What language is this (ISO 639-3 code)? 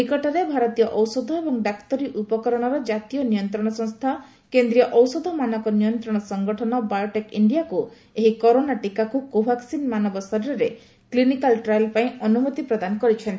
ori